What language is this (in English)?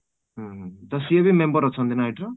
Odia